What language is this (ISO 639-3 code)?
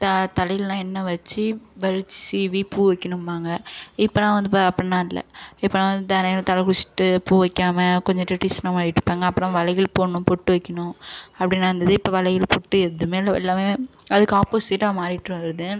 tam